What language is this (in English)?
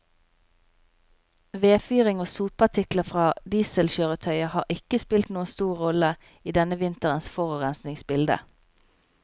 Norwegian